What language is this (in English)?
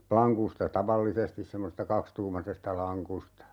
Finnish